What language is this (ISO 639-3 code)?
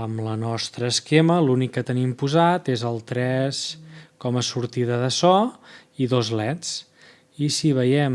cat